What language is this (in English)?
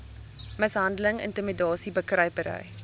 Afrikaans